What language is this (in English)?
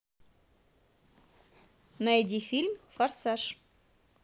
Russian